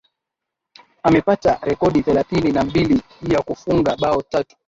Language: Swahili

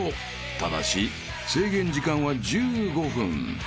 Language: Japanese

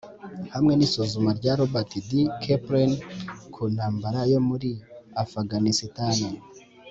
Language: Kinyarwanda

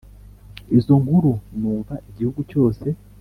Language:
Kinyarwanda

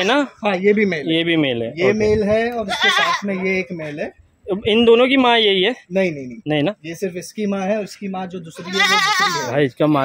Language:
Hindi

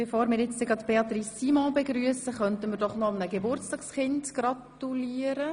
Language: Swiss German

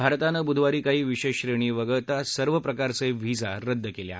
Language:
Marathi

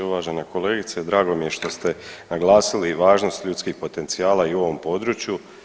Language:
Croatian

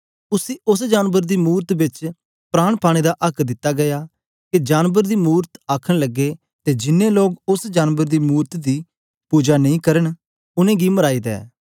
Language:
Dogri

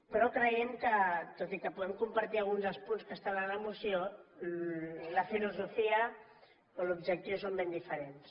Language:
Catalan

